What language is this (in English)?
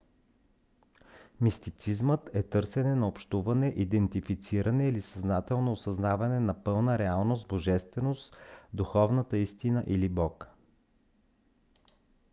Bulgarian